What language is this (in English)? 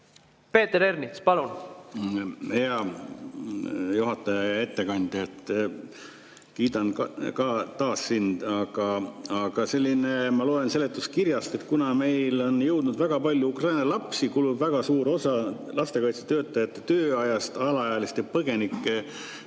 Estonian